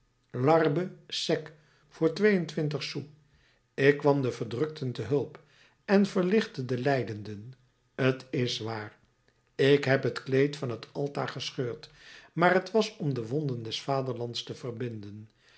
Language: Dutch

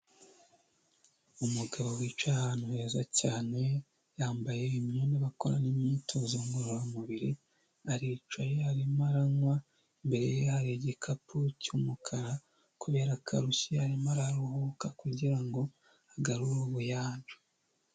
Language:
Kinyarwanda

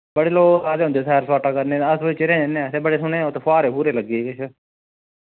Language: Dogri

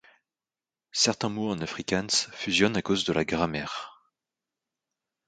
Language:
French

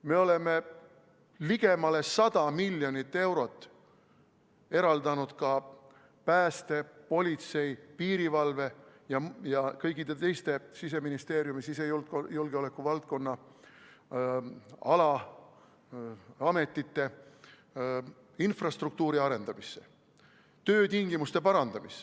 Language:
Estonian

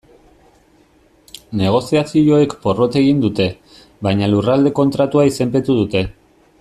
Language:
Basque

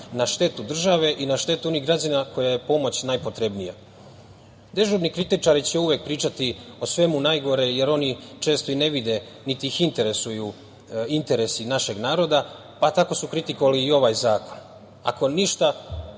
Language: Serbian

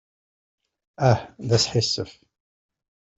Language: Kabyle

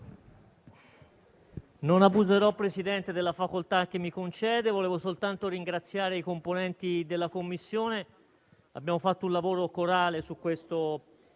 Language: Italian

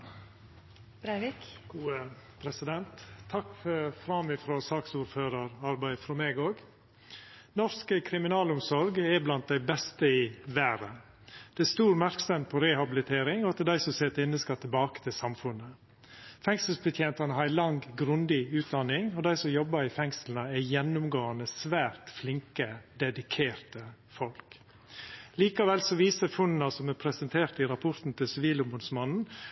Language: Norwegian Nynorsk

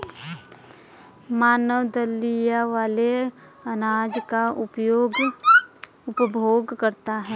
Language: Hindi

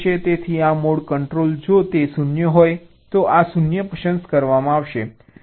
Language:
Gujarati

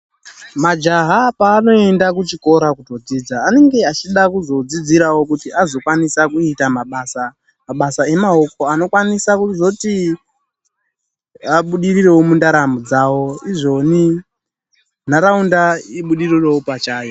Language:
Ndau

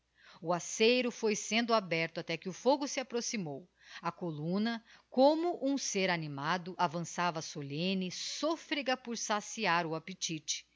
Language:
Portuguese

